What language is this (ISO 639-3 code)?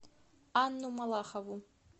rus